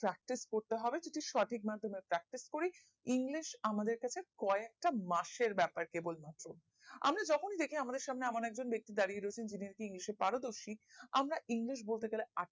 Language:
Bangla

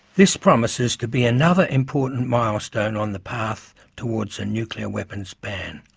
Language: English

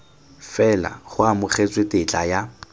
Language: Tswana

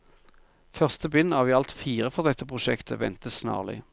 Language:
Norwegian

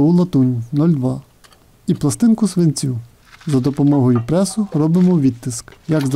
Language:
Ukrainian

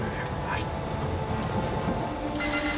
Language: Japanese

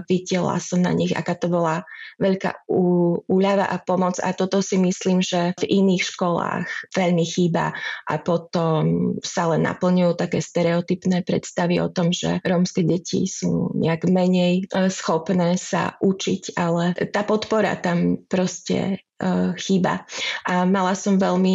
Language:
Slovak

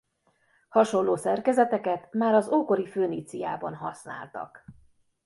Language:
Hungarian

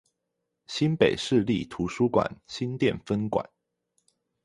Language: Chinese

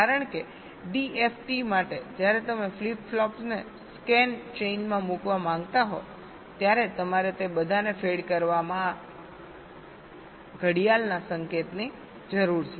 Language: Gujarati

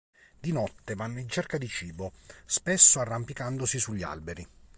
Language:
Italian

